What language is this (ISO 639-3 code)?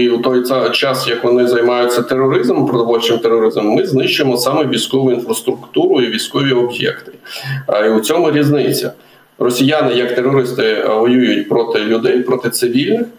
ukr